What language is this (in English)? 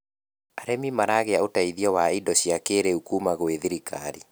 Kikuyu